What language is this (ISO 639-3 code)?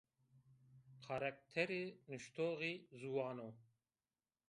zza